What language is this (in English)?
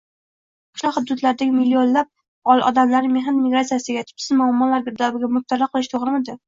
Uzbek